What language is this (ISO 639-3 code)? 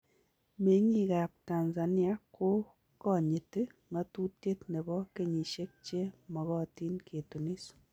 kln